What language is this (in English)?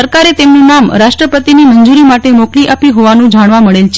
Gujarati